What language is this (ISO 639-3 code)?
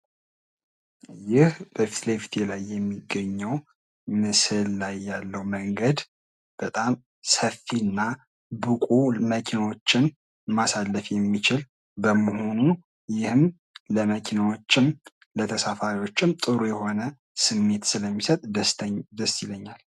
amh